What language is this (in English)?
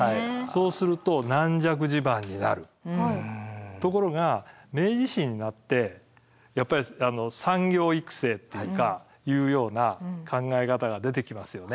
Japanese